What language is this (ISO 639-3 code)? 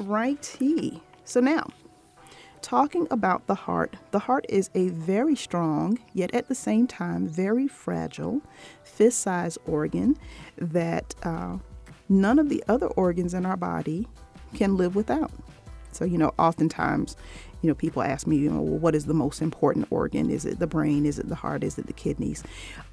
eng